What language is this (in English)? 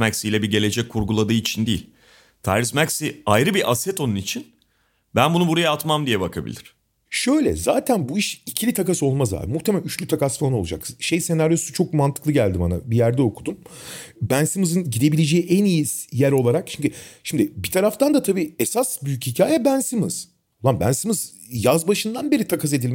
Turkish